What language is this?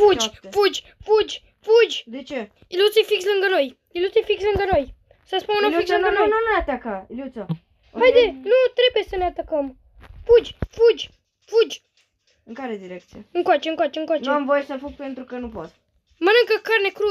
Romanian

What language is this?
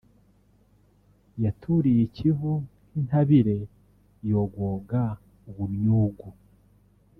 Kinyarwanda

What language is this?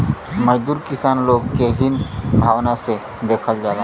Bhojpuri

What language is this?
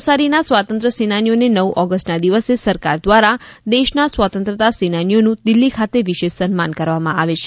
Gujarati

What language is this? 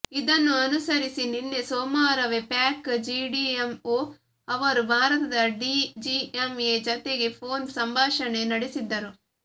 Kannada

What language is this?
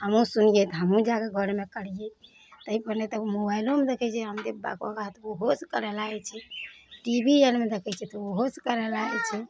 Maithili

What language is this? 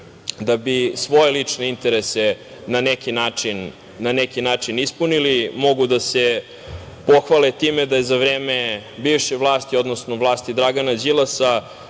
Serbian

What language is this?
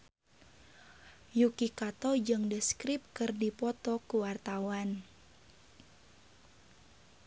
Sundanese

